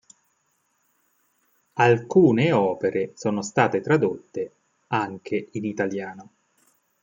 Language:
Italian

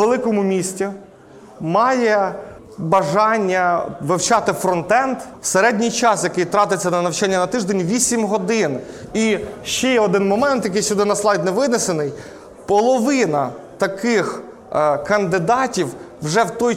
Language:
Ukrainian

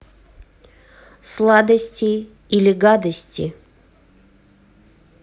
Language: Russian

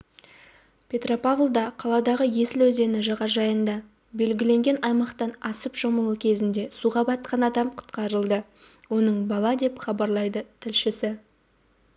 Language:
Kazakh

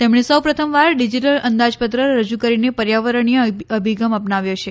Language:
Gujarati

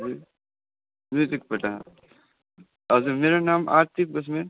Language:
Nepali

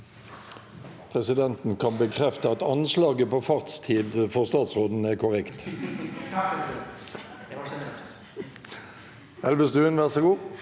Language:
Norwegian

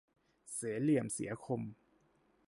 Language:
Thai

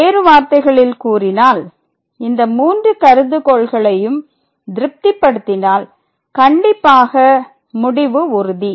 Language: Tamil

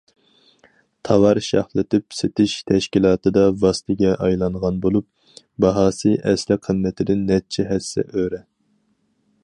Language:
Uyghur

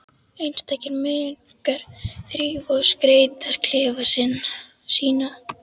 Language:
Icelandic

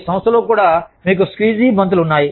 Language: Telugu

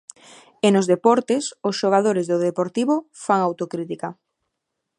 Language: Galician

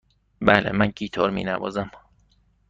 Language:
Persian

